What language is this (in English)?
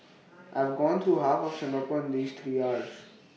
English